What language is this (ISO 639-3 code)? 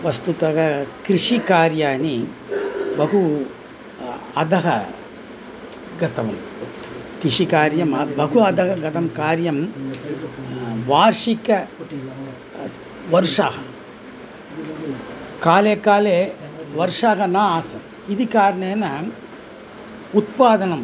san